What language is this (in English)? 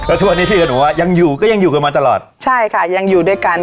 Thai